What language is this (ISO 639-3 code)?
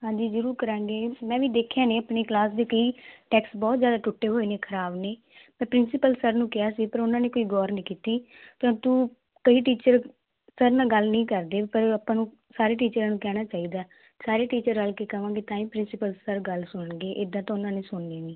pan